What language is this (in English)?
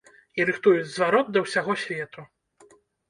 Belarusian